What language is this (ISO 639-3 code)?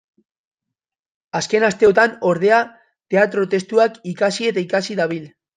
eus